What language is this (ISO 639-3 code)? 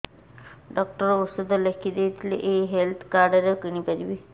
ori